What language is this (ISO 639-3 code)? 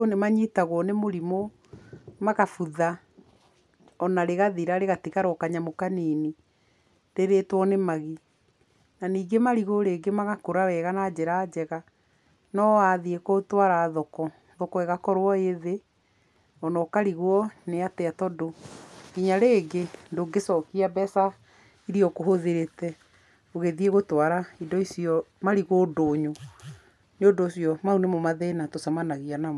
kik